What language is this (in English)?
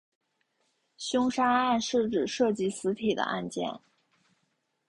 Chinese